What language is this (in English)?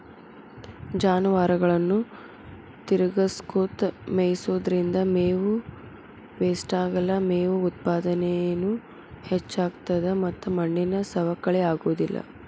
Kannada